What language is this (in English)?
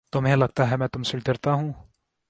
Urdu